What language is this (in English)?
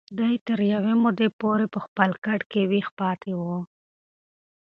Pashto